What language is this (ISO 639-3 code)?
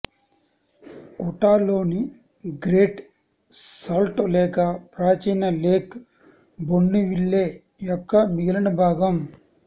tel